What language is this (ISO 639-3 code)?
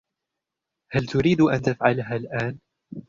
ara